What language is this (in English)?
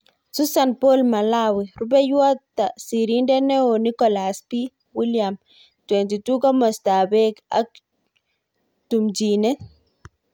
Kalenjin